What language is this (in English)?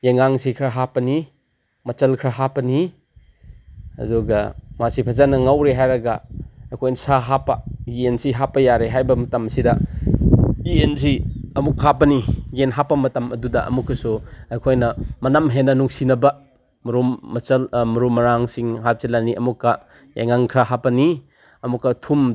Manipuri